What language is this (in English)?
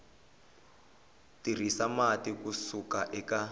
Tsonga